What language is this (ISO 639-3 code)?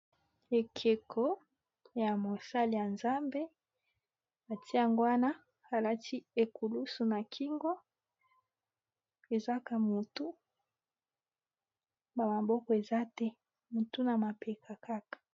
lin